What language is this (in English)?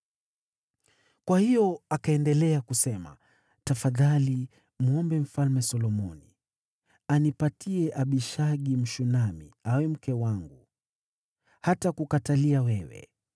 Swahili